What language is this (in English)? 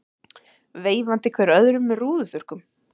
Icelandic